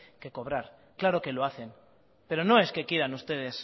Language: Spanish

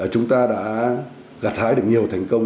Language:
Vietnamese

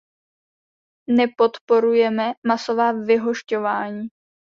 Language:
Czech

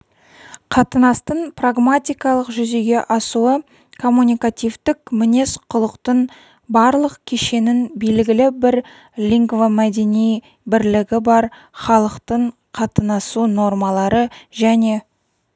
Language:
Kazakh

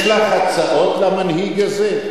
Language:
Hebrew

